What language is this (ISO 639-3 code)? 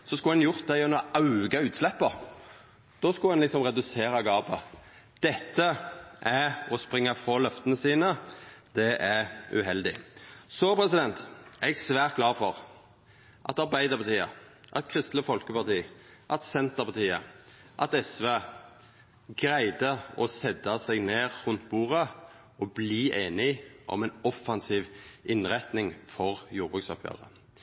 nno